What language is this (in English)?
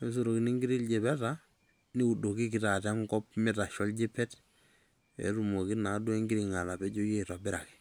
Masai